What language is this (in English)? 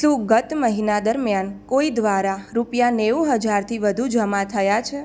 Gujarati